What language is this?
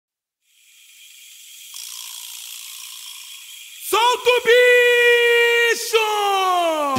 Romanian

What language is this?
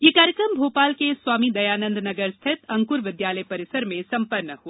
Hindi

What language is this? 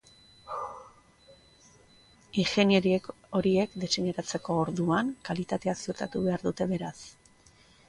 Basque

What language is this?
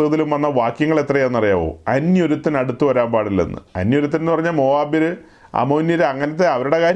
Malayalam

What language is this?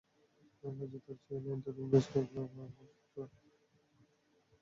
Bangla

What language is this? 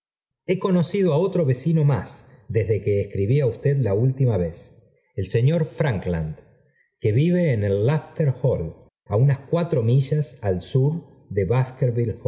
Spanish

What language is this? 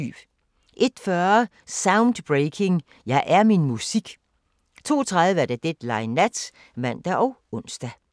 Danish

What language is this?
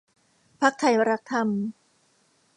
Thai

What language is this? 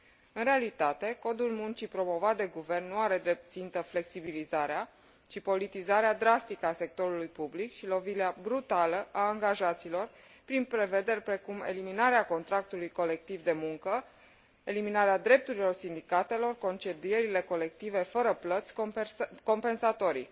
Romanian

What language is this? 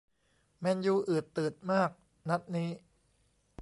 Thai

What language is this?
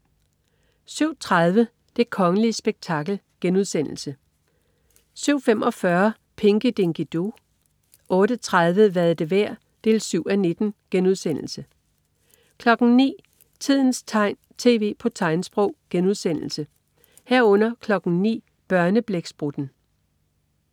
Danish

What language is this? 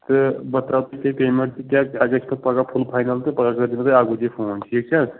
Kashmiri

